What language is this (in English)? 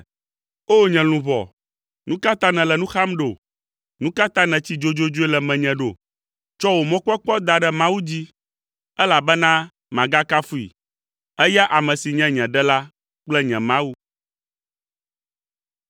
Ewe